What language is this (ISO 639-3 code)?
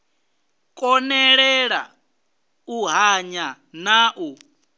ven